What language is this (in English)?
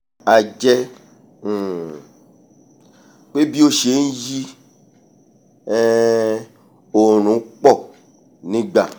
Yoruba